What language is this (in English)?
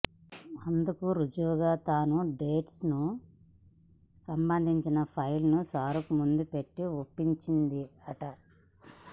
Telugu